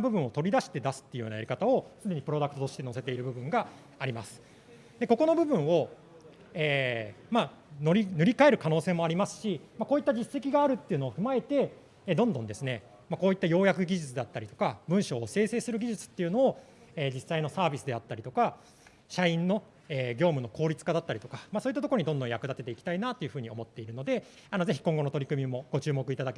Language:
Japanese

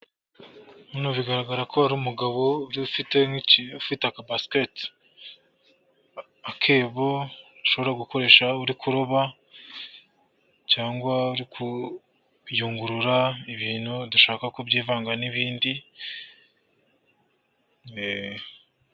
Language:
Kinyarwanda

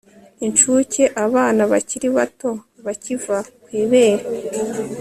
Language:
Kinyarwanda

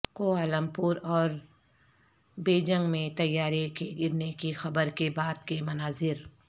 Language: Urdu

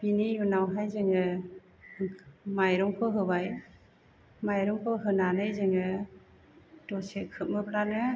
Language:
Bodo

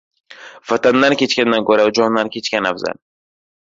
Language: Uzbek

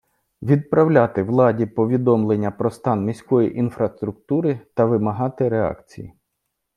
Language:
Ukrainian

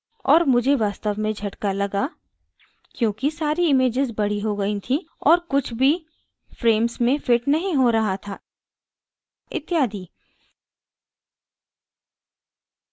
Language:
Hindi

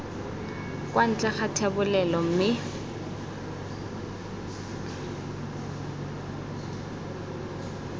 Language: Tswana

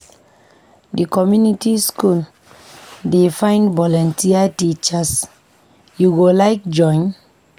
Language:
Nigerian Pidgin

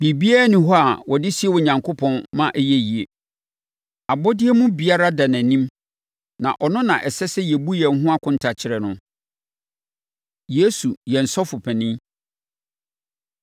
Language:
Akan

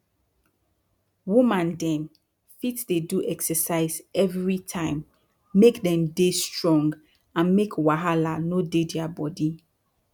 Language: Nigerian Pidgin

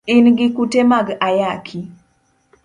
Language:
Luo (Kenya and Tanzania)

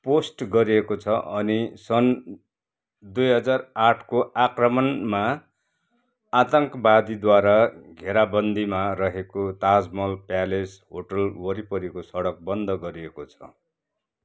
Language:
Nepali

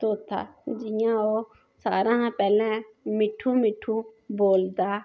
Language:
Dogri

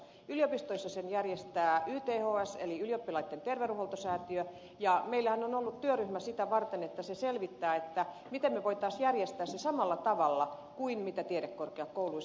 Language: Finnish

